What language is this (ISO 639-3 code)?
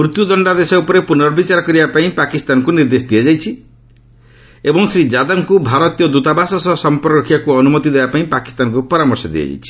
ori